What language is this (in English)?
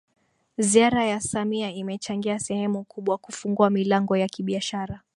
Swahili